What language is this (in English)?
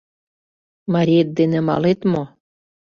Mari